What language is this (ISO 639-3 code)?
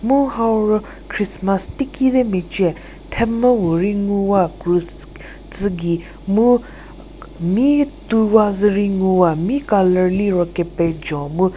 njm